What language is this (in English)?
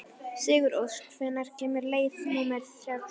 Icelandic